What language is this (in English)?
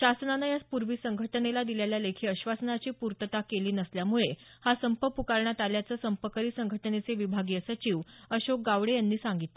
Marathi